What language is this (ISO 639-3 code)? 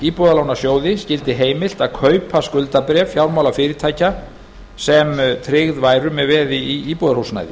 isl